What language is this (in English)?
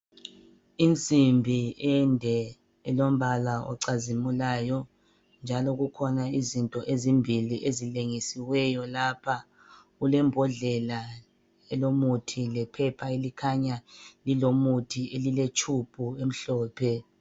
North Ndebele